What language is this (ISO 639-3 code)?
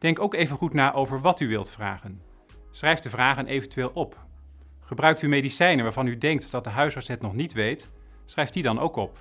nld